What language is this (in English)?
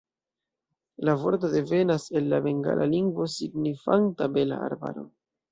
Esperanto